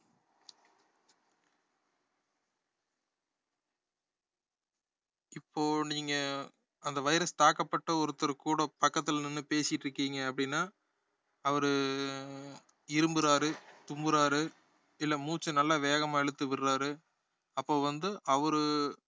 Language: Tamil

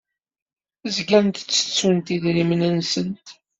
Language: Kabyle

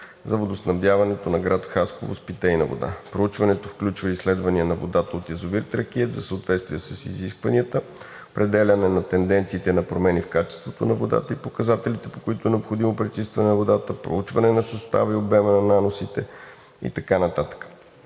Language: Bulgarian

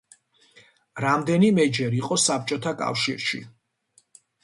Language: Georgian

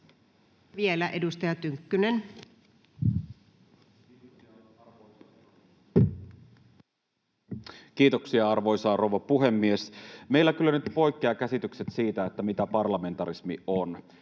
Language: Finnish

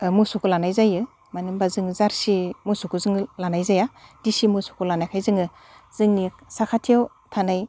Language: Bodo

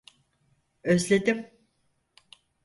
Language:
Turkish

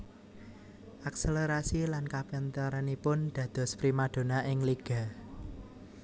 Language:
Javanese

